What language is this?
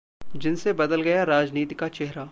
Hindi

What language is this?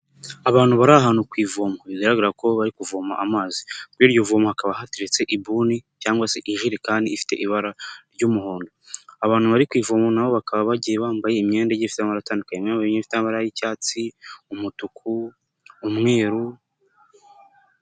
Kinyarwanda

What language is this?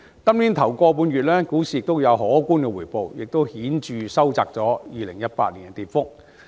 Cantonese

